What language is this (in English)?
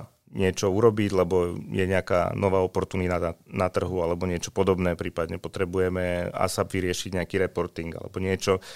Slovak